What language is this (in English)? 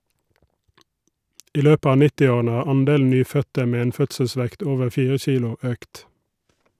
Norwegian